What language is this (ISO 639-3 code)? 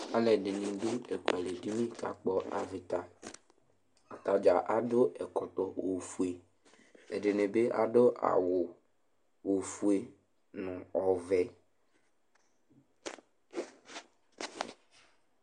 kpo